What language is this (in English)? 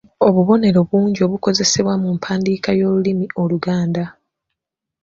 Ganda